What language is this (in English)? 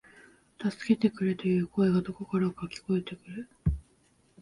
Japanese